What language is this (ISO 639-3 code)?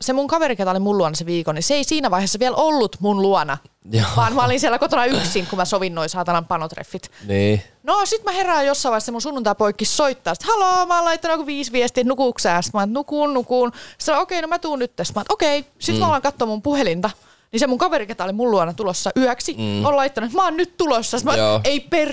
fin